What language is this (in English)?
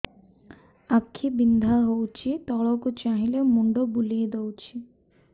Odia